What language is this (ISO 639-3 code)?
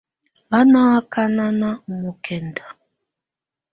tvu